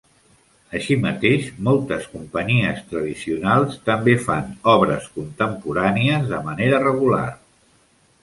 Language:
Catalan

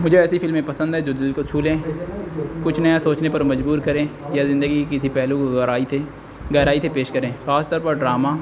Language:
Urdu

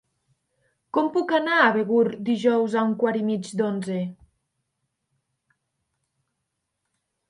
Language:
Catalan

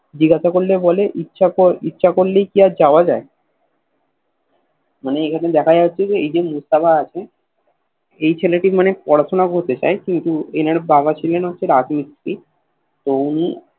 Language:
Bangla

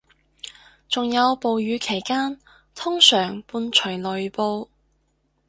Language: Cantonese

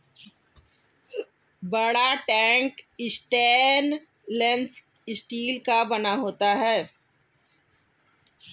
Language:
Hindi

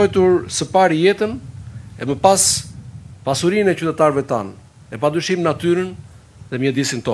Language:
Romanian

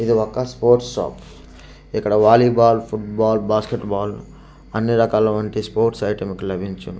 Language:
Telugu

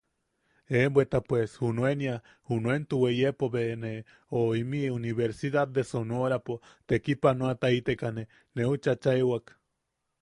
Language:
Yaqui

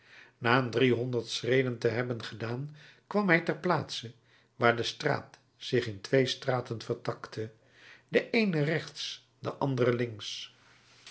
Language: Dutch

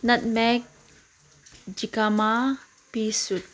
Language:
Manipuri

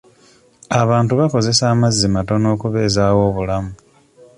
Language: Ganda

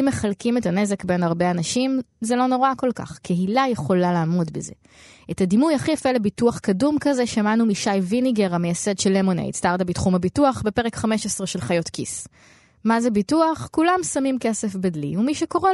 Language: Hebrew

